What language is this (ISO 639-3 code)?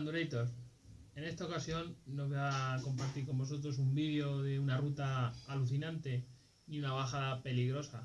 spa